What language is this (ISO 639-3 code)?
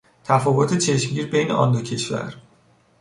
fas